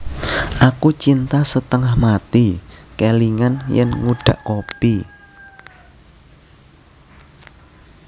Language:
Javanese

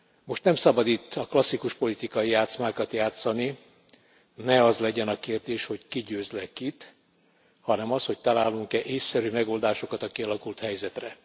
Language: Hungarian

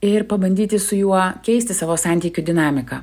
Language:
Lithuanian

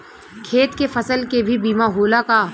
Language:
Bhojpuri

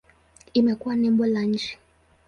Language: Swahili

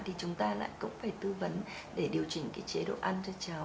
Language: Vietnamese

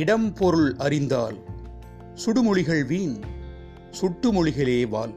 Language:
Tamil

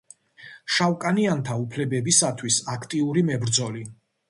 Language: Georgian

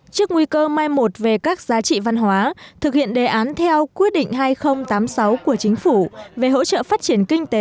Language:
Vietnamese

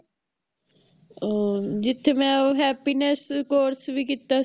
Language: Punjabi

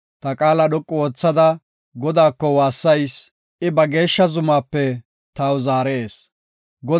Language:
Gofa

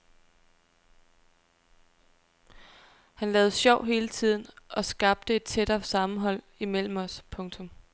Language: Danish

